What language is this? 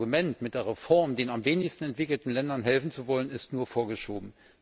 German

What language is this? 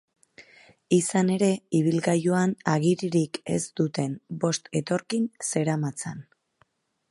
Basque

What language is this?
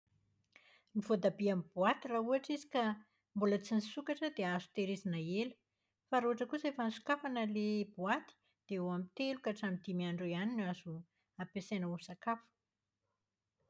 Malagasy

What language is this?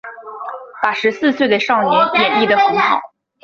Chinese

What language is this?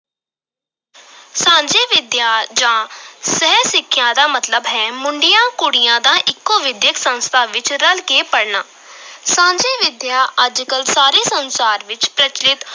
Punjabi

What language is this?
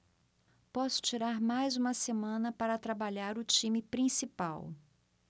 Portuguese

